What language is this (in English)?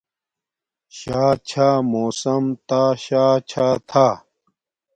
Domaaki